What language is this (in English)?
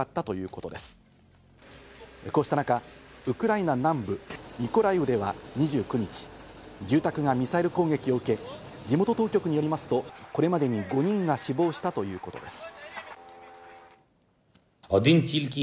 Japanese